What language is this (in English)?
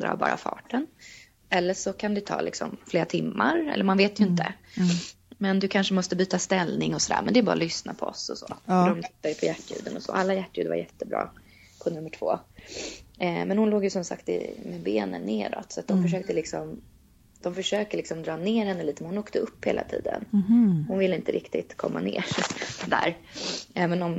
Swedish